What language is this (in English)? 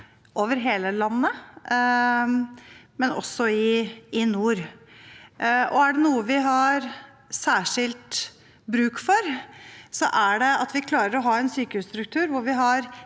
Norwegian